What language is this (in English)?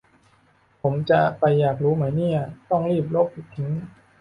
Thai